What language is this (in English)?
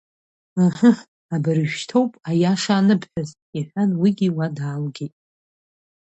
Abkhazian